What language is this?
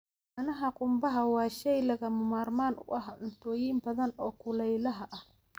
Somali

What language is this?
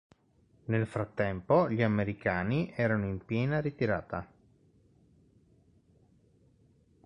Italian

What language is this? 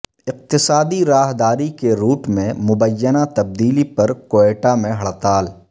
Urdu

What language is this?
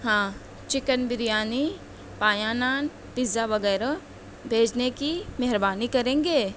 Urdu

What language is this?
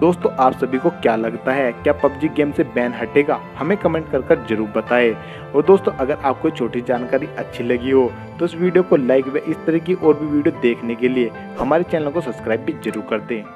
Hindi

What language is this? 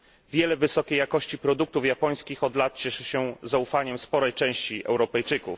Polish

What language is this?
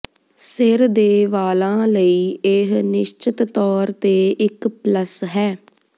Punjabi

